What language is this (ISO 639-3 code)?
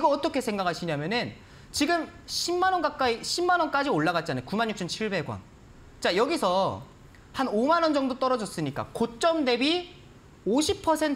kor